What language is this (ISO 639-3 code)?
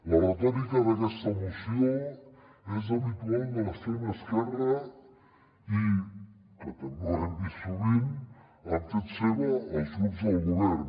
cat